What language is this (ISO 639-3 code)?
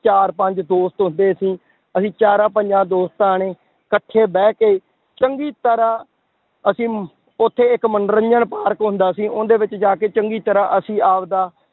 pan